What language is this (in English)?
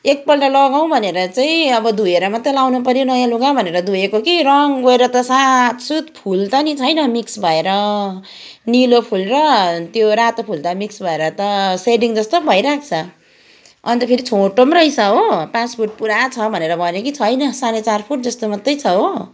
Nepali